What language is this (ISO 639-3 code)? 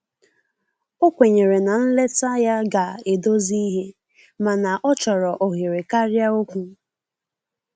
ibo